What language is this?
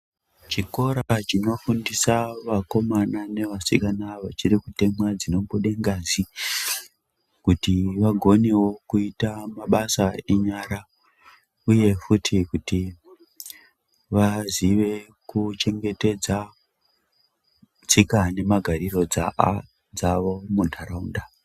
Ndau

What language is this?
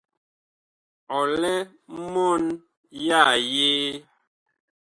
Bakoko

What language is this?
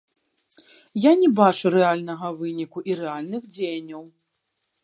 Belarusian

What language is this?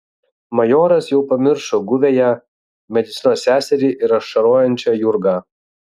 Lithuanian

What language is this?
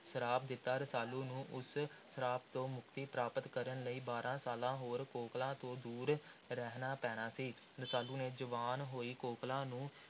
Punjabi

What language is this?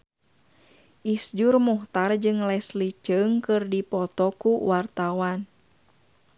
Sundanese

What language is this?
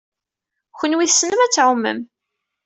Kabyle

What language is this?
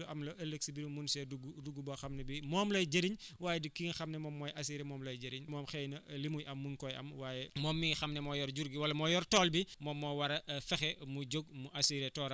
Wolof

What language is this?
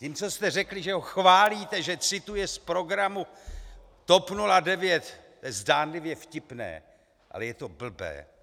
Czech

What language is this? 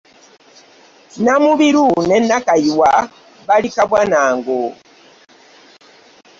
Ganda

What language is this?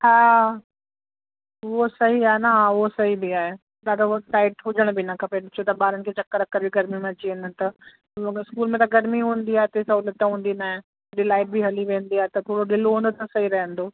Sindhi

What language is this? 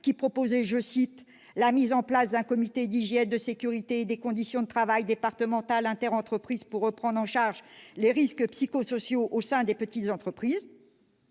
French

